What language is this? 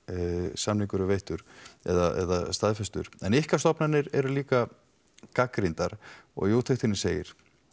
Icelandic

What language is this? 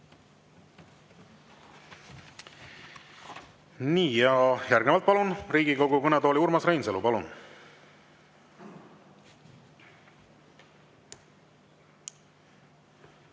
Estonian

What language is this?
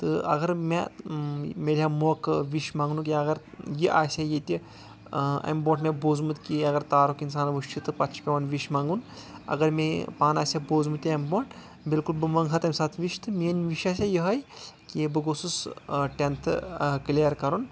Kashmiri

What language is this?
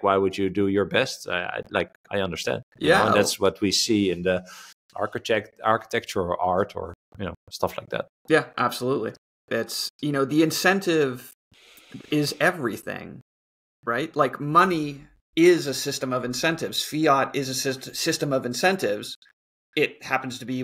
English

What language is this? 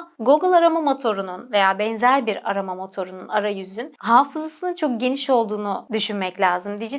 Turkish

